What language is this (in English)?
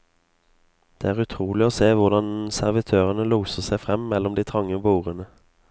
Norwegian